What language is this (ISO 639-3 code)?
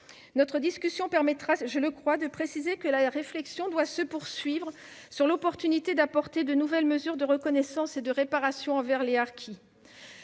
fra